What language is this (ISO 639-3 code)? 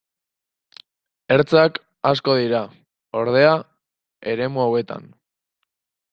eus